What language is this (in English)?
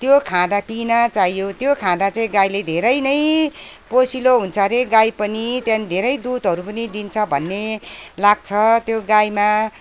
Nepali